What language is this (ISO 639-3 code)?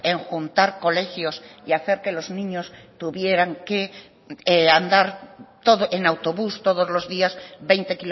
spa